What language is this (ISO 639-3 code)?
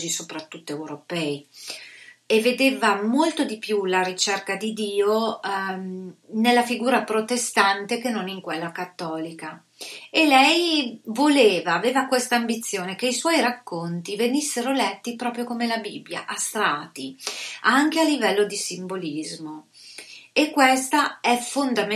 ita